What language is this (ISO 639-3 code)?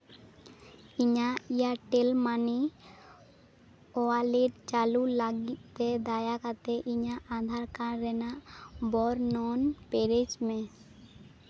sat